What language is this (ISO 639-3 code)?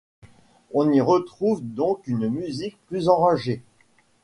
fra